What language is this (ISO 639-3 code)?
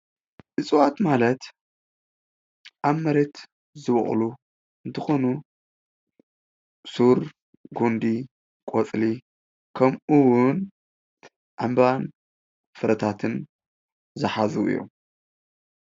tir